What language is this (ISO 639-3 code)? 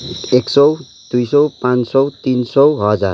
nep